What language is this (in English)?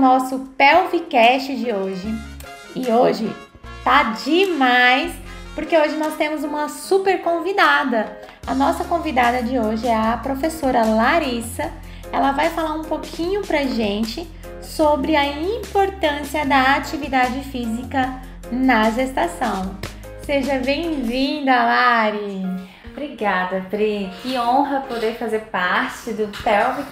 Portuguese